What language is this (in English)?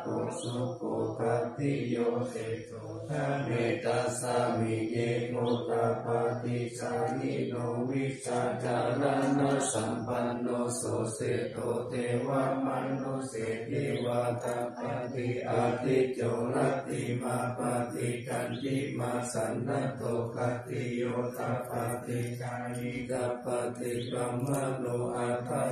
Thai